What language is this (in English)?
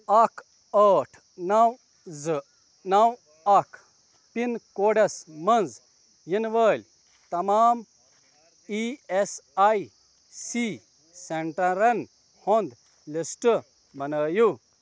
Kashmiri